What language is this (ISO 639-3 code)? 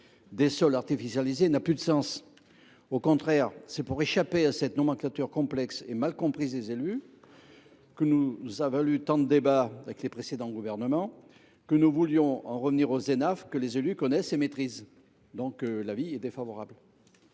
fra